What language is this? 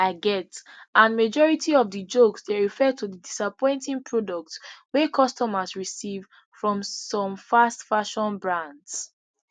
Nigerian Pidgin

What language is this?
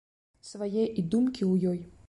Belarusian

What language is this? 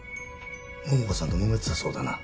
Japanese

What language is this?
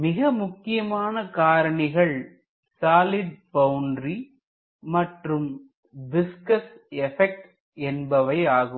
Tamil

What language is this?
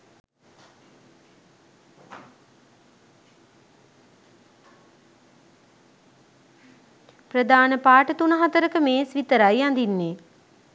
Sinhala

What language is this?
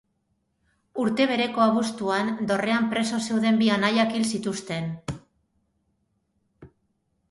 Basque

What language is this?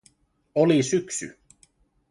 Finnish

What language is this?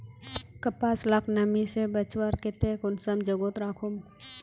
Magahi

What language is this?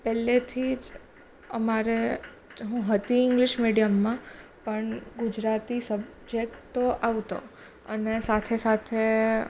Gujarati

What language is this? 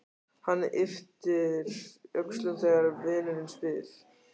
Icelandic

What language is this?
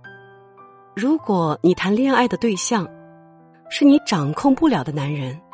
Chinese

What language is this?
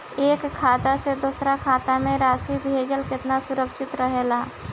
Bhojpuri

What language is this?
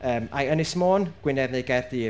Welsh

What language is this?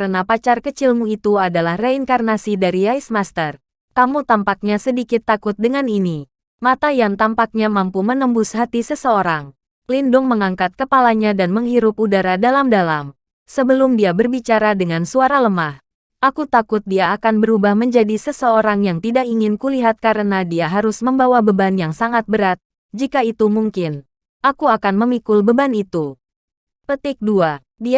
Indonesian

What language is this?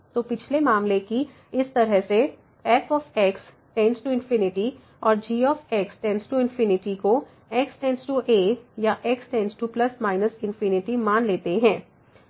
Hindi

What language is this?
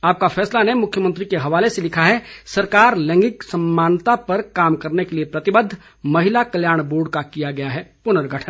Hindi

